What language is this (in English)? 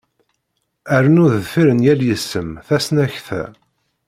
Kabyle